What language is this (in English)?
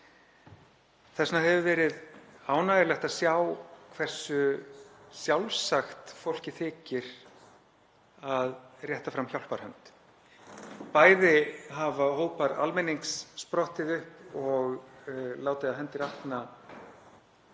Icelandic